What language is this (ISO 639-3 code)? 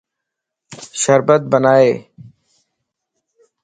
lss